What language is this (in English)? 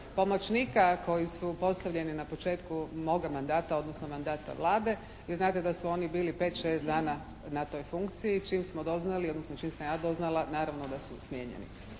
Croatian